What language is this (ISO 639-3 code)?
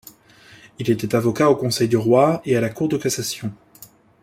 fra